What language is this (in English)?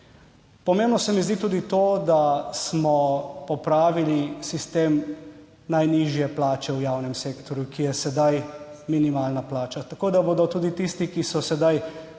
Slovenian